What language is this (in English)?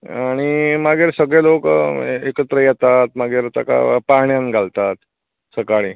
Konkani